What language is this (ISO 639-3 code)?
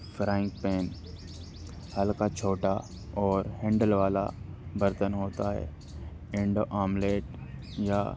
urd